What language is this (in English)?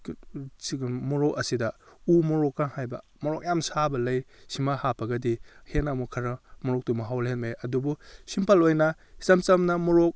Manipuri